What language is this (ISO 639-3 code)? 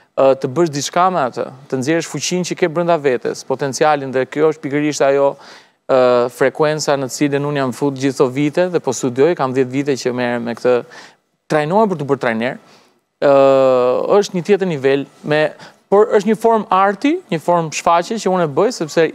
ron